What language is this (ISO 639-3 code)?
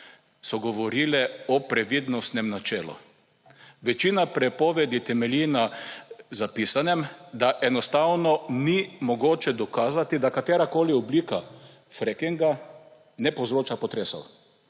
slv